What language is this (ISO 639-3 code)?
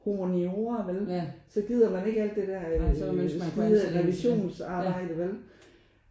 dan